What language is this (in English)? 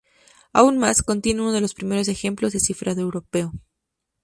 Spanish